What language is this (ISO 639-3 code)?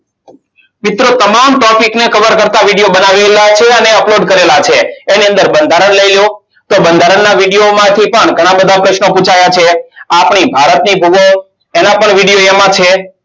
guj